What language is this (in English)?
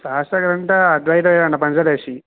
Sanskrit